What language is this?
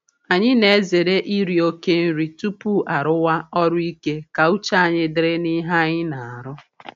Igbo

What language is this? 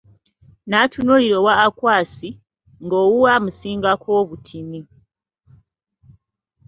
Ganda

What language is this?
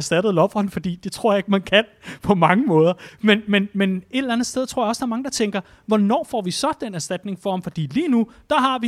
Danish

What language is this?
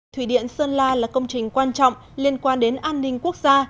Vietnamese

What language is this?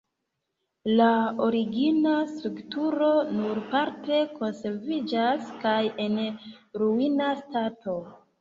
Esperanto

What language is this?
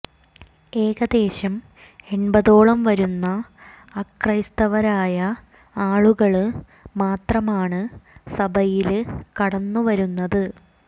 Malayalam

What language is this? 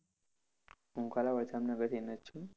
Gujarati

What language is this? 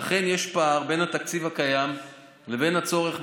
Hebrew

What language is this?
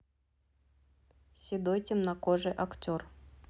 Russian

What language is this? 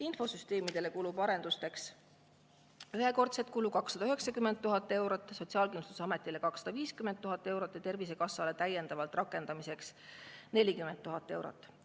Estonian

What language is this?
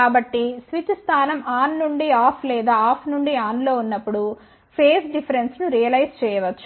Telugu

